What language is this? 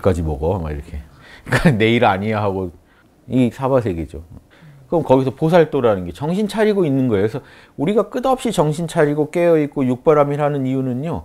Korean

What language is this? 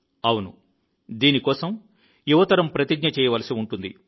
Telugu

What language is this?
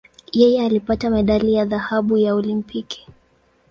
Swahili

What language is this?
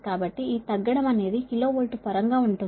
Telugu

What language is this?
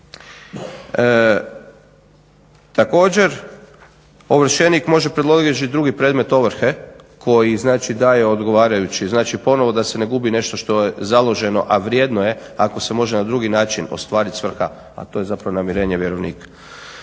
Croatian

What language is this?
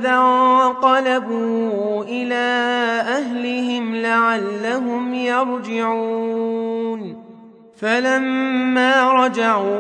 Arabic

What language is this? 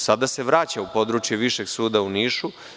Serbian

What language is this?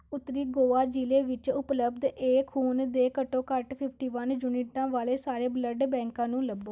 Punjabi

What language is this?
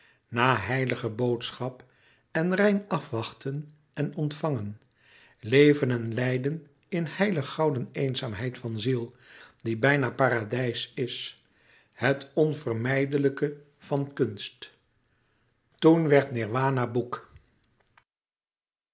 Dutch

